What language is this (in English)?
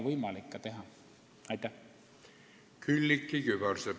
Estonian